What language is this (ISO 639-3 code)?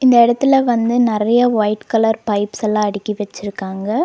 tam